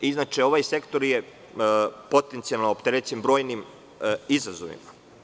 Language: Serbian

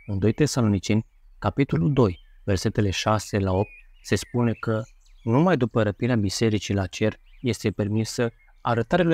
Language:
Romanian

